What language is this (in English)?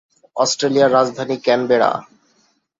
Bangla